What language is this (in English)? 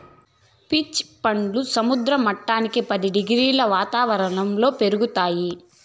Telugu